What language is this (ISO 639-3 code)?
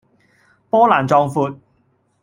yue